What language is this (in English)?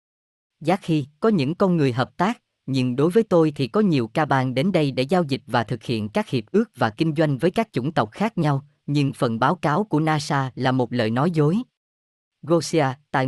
Vietnamese